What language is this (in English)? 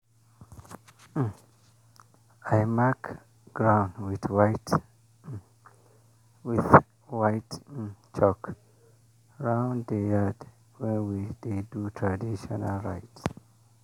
Nigerian Pidgin